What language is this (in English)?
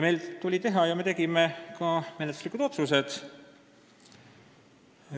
Estonian